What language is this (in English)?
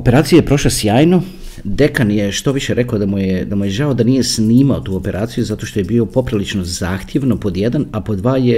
Croatian